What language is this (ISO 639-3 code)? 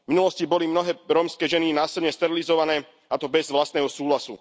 slk